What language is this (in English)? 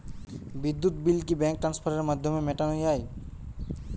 Bangla